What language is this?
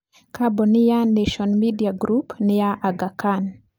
Kikuyu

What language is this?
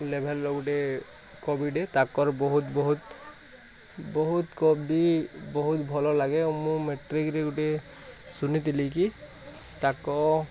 Odia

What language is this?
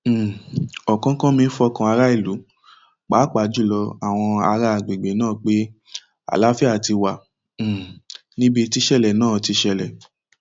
Yoruba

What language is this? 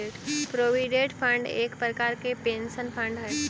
Magahi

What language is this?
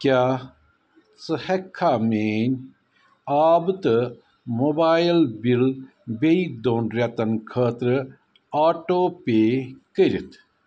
Kashmiri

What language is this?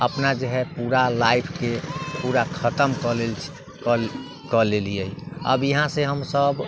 Maithili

